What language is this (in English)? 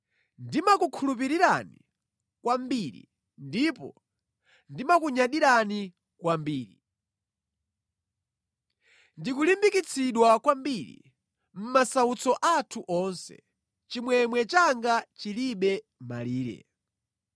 Nyanja